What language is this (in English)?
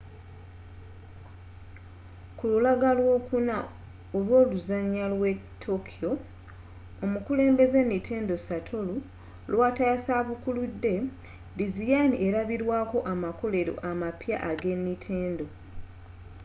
Ganda